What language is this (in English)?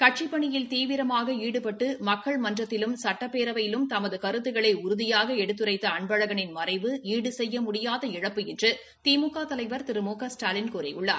Tamil